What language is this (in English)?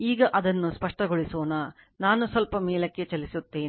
Kannada